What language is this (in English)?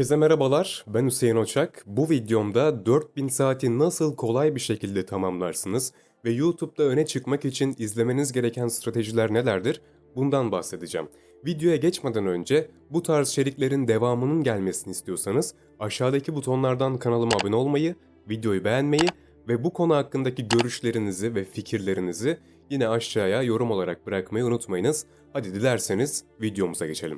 Turkish